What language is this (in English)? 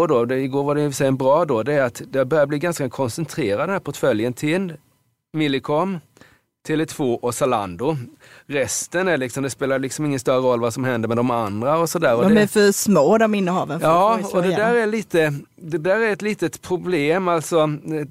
Swedish